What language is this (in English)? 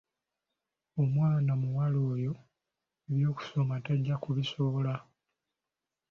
Ganda